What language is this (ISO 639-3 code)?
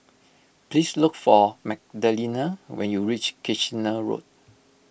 eng